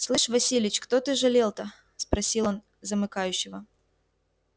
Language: Russian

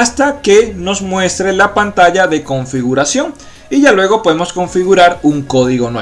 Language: Spanish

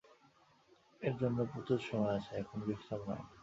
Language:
Bangla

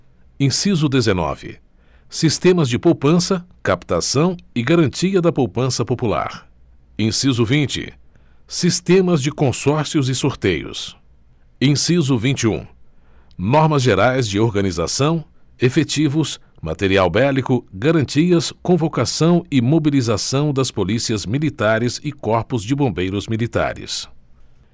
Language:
Portuguese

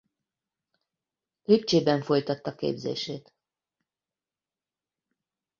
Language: Hungarian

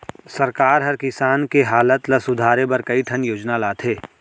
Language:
Chhattisgarhi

